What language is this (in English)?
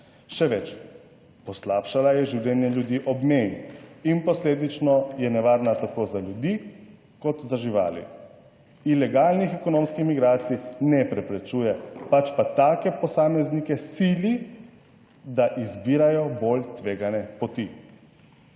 Slovenian